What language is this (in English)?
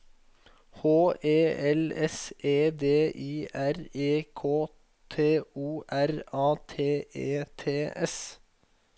Norwegian